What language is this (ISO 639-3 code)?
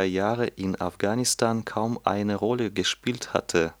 deu